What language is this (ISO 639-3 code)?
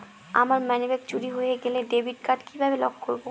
ben